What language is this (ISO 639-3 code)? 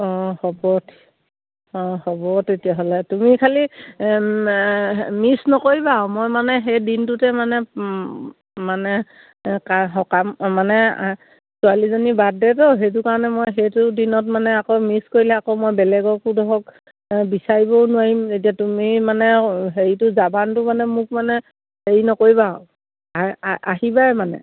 asm